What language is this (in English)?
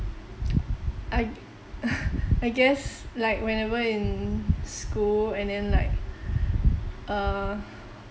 English